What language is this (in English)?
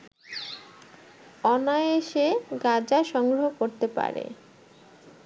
Bangla